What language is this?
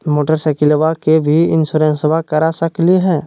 Magahi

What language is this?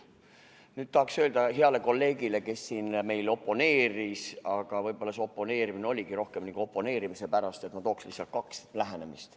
Estonian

